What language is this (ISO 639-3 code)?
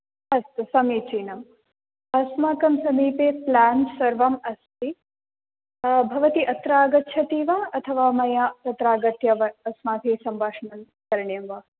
san